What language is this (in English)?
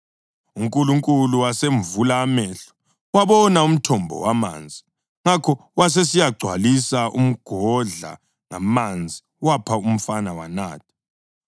North Ndebele